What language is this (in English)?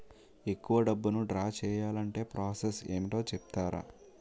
Telugu